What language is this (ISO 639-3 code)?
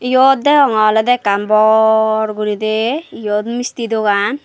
ccp